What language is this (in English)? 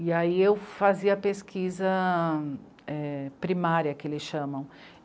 Portuguese